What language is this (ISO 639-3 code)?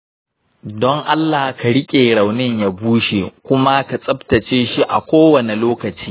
hau